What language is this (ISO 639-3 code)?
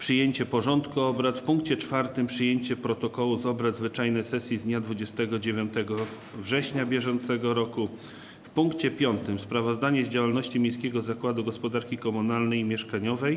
pol